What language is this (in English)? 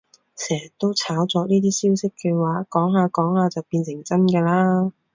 Cantonese